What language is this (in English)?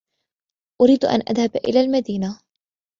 Arabic